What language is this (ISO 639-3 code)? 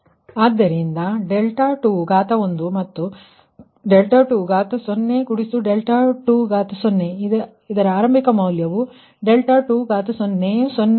kan